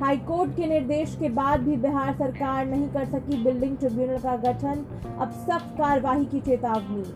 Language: Hindi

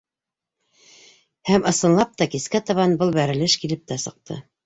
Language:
Bashkir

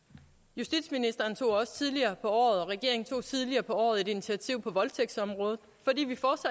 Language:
Danish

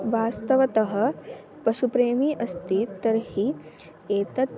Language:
Sanskrit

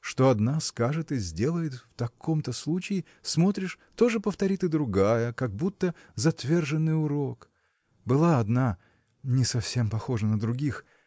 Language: Russian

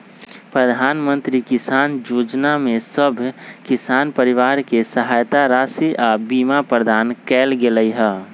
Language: Magahi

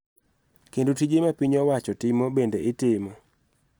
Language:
Luo (Kenya and Tanzania)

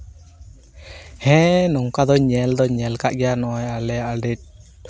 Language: Santali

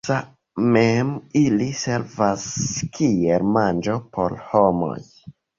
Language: Esperanto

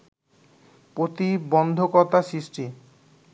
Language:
Bangla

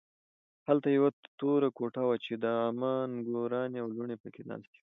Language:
Pashto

